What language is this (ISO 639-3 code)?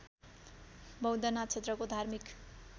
nep